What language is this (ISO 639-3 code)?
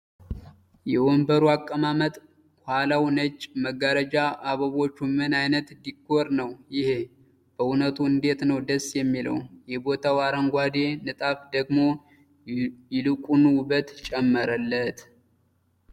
amh